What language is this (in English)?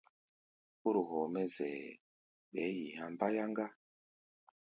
Gbaya